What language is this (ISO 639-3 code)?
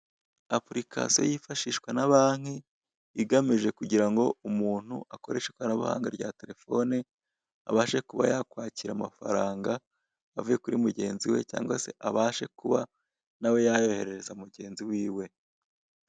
kin